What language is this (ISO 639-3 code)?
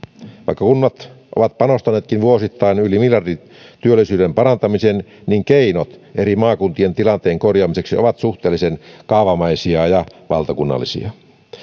fin